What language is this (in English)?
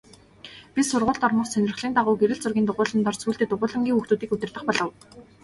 Mongolian